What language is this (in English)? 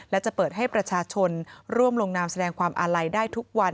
Thai